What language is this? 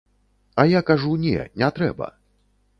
Belarusian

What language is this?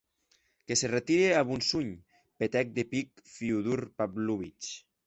Occitan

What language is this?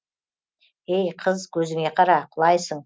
Kazakh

